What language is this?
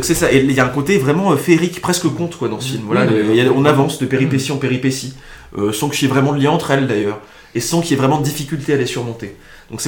French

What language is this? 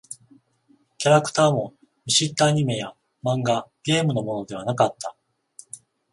Japanese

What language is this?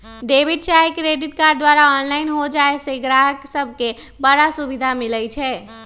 Magahi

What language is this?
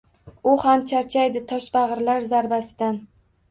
Uzbek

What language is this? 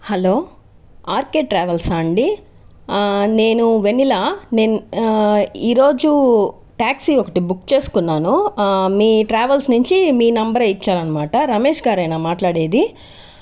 Telugu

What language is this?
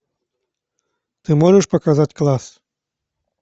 Russian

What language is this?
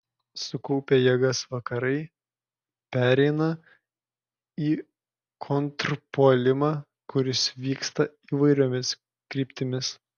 Lithuanian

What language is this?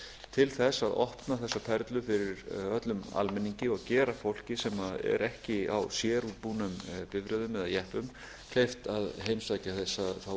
Icelandic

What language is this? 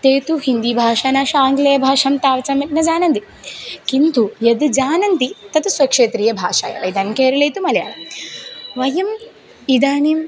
Sanskrit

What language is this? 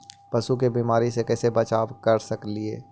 Magahi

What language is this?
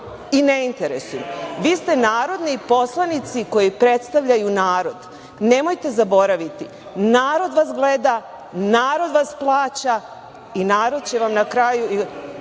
Serbian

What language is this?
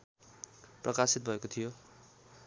Nepali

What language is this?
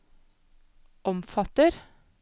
Norwegian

